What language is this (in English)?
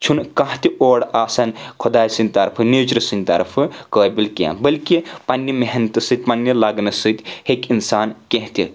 Kashmiri